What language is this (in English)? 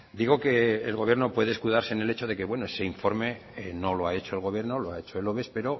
Spanish